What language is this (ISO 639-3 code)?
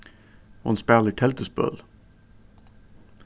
fao